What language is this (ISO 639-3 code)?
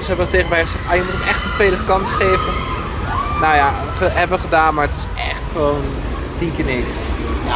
nld